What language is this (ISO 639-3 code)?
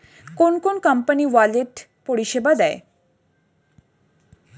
ben